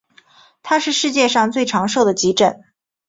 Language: Chinese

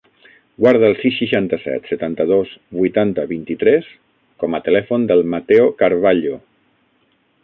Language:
Catalan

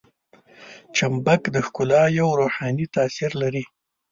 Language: Pashto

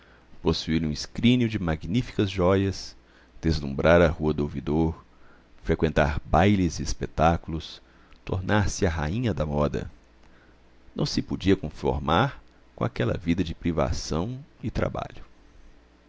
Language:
Portuguese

